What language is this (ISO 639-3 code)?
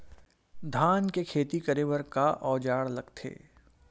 hne